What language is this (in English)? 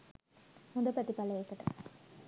Sinhala